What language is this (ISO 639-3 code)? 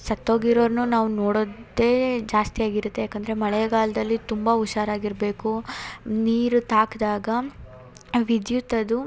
kan